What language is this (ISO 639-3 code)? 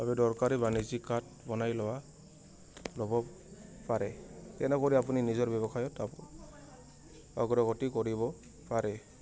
asm